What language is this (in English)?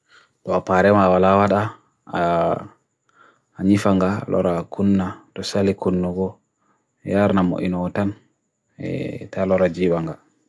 Bagirmi Fulfulde